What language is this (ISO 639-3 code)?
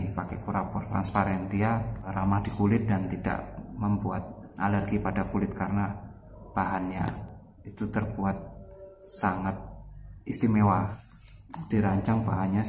ind